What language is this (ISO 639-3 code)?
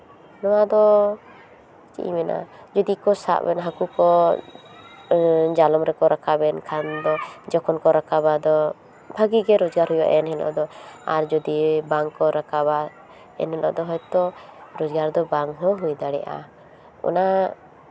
sat